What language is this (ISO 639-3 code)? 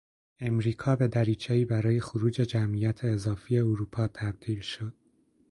fas